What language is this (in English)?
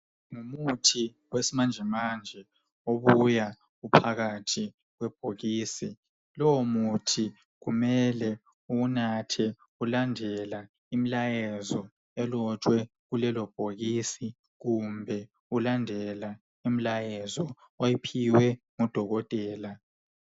North Ndebele